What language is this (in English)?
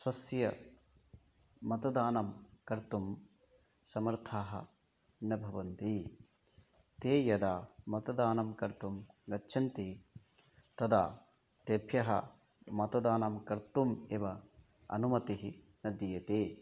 Sanskrit